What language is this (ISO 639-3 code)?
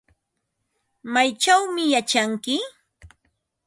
qva